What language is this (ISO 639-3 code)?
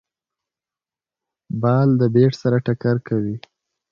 pus